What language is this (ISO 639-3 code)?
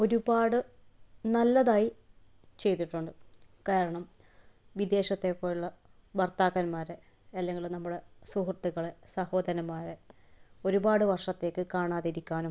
mal